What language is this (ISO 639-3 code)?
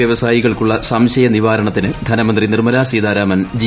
mal